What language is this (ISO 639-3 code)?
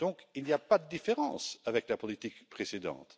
fra